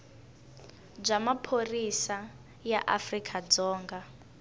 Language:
Tsonga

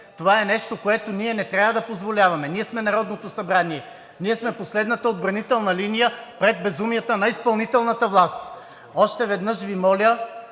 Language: Bulgarian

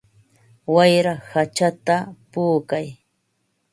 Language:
Ambo-Pasco Quechua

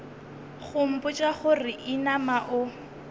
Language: Northern Sotho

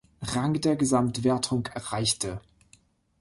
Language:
German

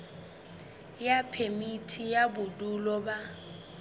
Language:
Southern Sotho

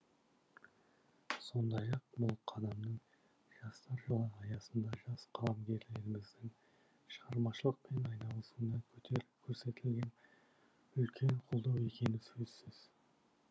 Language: Kazakh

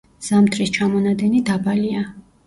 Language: Georgian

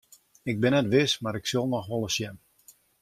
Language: Western Frisian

